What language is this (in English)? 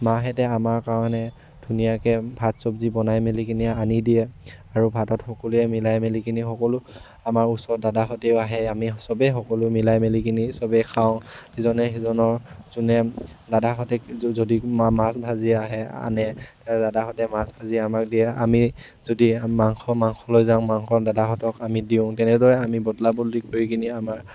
Assamese